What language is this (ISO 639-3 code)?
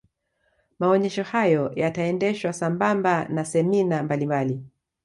swa